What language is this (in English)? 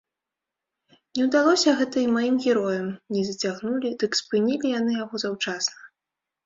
Belarusian